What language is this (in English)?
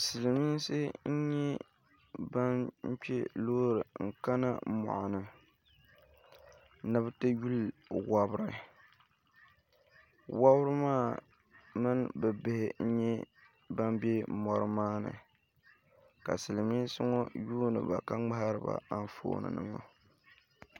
Dagbani